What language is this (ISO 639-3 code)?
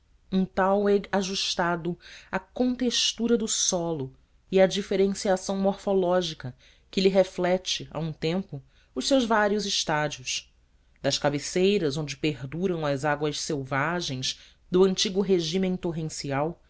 por